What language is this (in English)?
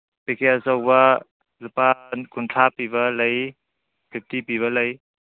Manipuri